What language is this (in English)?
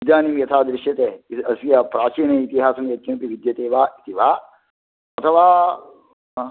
Sanskrit